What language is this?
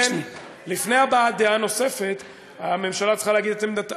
Hebrew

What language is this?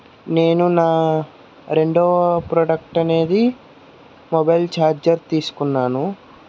Telugu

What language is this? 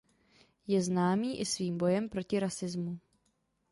Czech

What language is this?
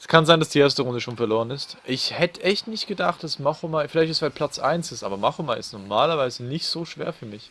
German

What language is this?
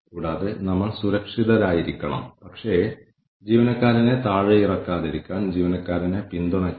Malayalam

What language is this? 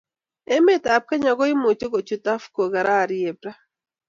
Kalenjin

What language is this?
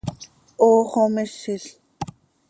Seri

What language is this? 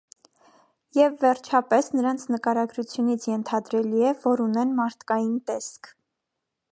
Armenian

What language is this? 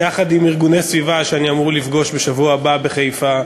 Hebrew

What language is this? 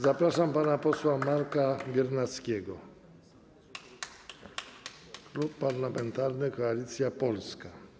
Polish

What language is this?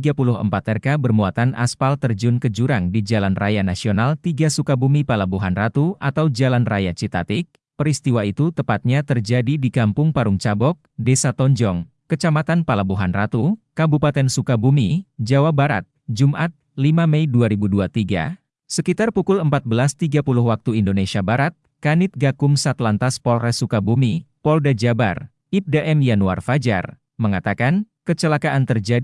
Indonesian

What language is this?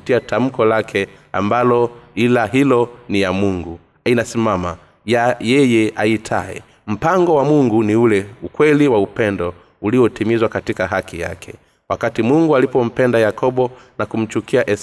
Swahili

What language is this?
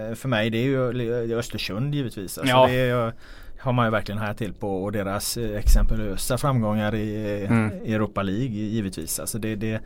Swedish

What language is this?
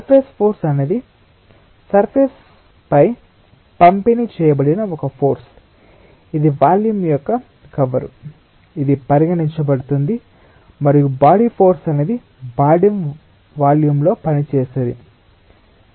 Telugu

